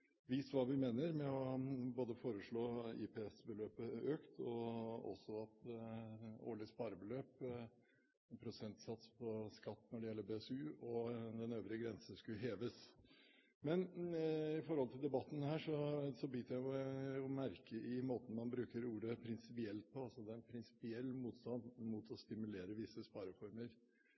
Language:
Norwegian Bokmål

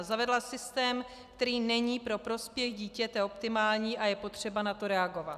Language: Czech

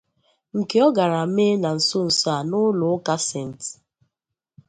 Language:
Igbo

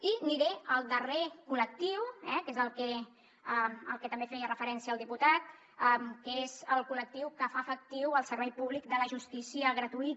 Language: Catalan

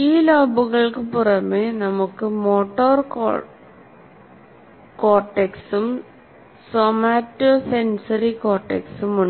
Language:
Malayalam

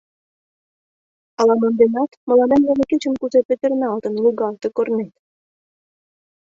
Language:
Mari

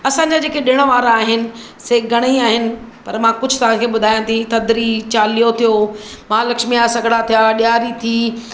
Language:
Sindhi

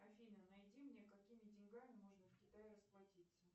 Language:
Russian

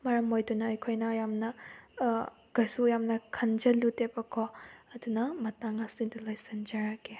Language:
Manipuri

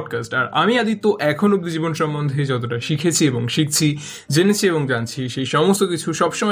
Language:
Bangla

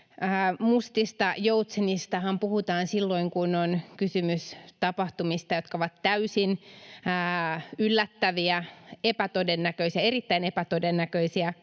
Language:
Finnish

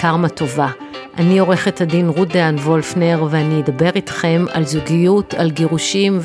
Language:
Hebrew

